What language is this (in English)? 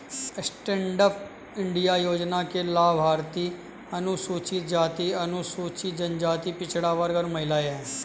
Hindi